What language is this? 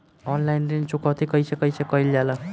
Bhojpuri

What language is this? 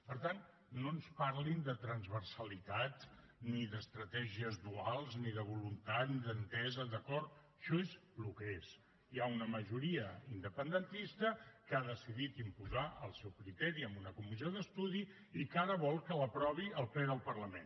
Catalan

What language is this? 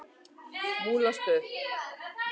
Icelandic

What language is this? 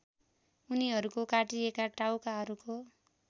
Nepali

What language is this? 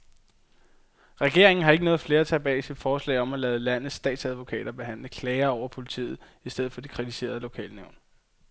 Danish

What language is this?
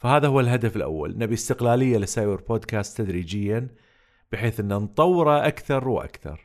Arabic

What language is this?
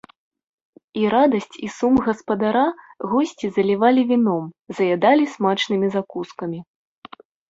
Belarusian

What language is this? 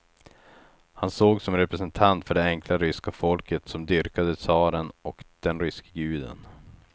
Swedish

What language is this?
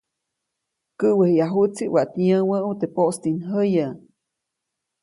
Copainalá Zoque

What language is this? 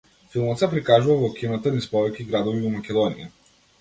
Macedonian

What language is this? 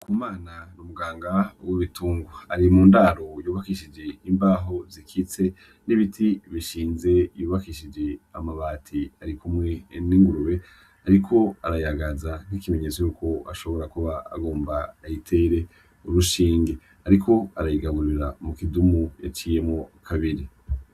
Rundi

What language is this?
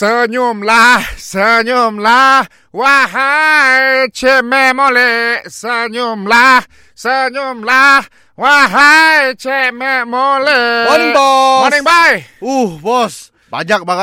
Malay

